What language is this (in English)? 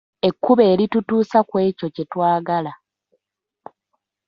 Ganda